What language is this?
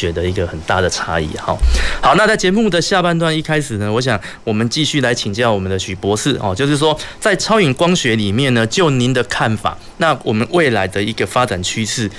Chinese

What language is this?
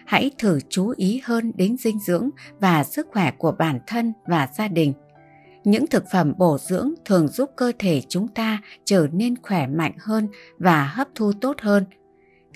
Vietnamese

